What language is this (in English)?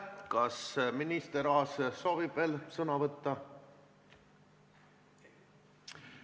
Estonian